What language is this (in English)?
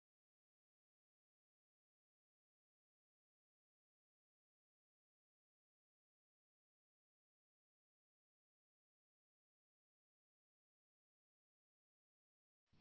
Marathi